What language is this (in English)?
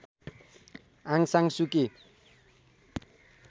Nepali